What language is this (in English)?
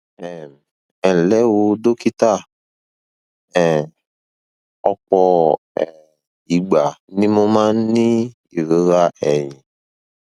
Yoruba